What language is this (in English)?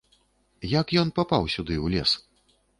Belarusian